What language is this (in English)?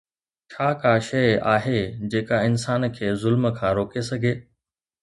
Sindhi